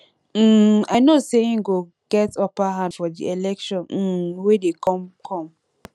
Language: Nigerian Pidgin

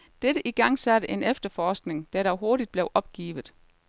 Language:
Danish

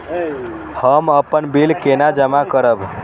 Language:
Maithili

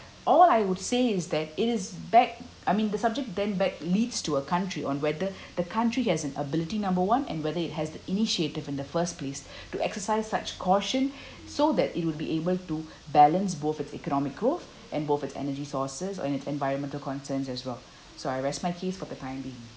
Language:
English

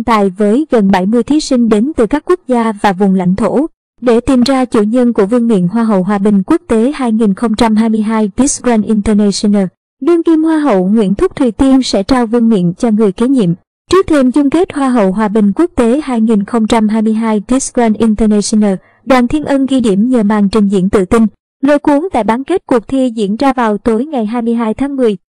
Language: Vietnamese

